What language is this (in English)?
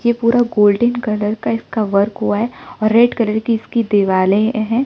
Hindi